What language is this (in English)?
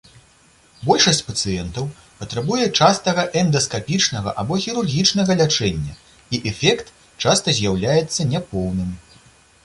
Belarusian